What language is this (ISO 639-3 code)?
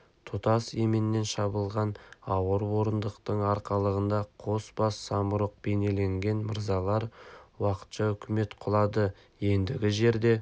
kaz